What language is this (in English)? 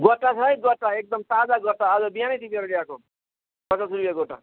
Nepali